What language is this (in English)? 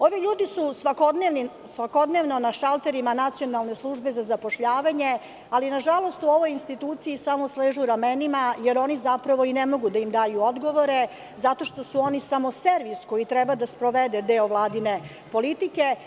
Serbian